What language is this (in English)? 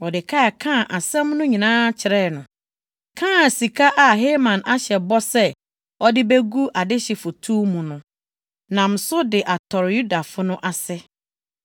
Akan